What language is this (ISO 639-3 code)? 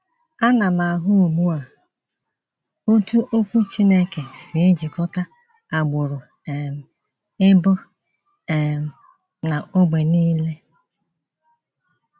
ibo